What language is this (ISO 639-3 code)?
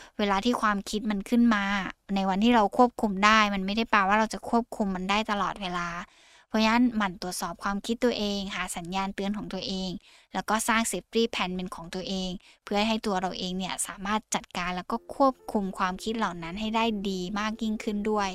tha